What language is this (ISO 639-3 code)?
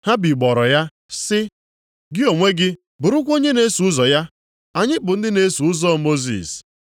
ibo